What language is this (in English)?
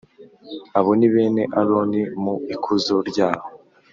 Kinyarwanda